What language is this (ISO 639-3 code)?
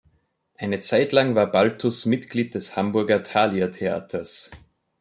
deu